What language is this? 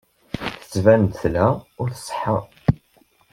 Kabyle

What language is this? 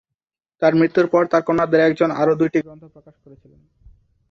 Bangla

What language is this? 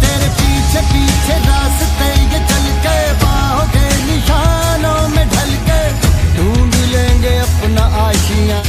Hindi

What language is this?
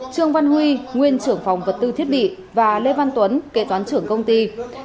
Vietnamese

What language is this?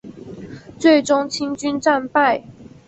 Chinese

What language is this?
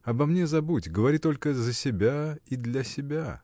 Russian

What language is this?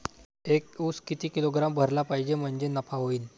Marathi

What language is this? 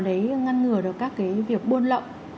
Vietnamese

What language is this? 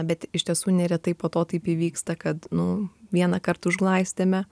Lithuanian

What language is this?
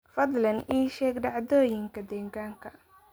Somali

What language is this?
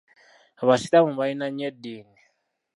Ganda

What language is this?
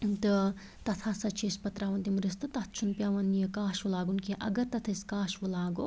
Kashmiri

